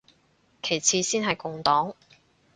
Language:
Cantonese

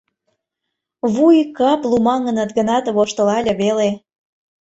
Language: Mari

